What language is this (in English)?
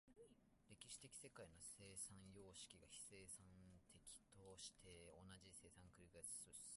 Japanese